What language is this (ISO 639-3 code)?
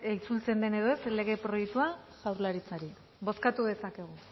eus